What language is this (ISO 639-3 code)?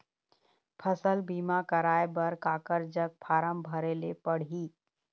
hne